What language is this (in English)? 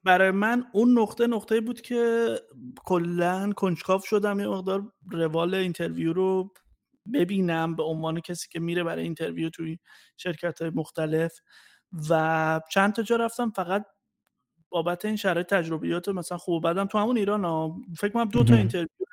Persian